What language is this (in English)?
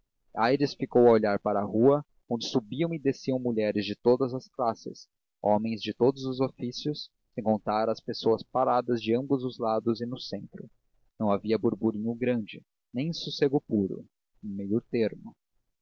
Portuguese